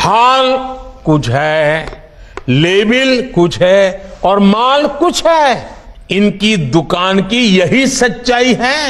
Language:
Hindi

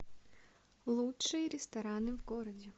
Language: Russian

